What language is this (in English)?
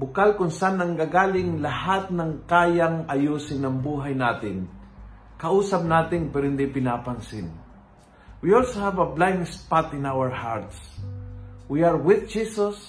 Filipino